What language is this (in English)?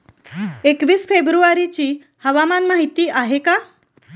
Marathi